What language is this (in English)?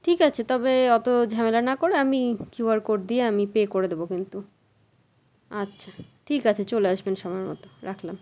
Bangla